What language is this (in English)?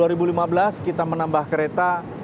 Indonesian